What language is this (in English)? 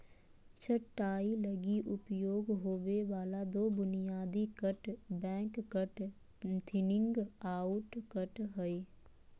Magahi